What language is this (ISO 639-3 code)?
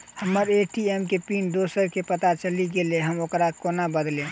mai